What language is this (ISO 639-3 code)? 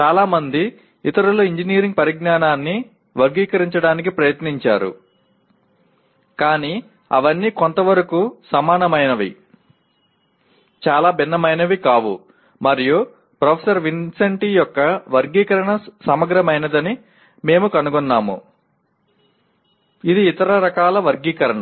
tel